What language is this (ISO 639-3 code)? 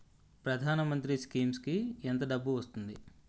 tel